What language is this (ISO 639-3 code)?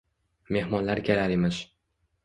uzb